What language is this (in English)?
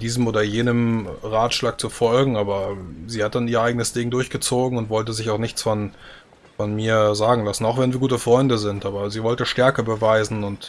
German